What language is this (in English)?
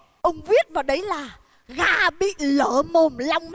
Vietnamese